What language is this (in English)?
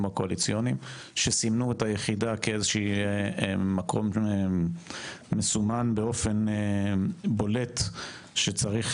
Hebrew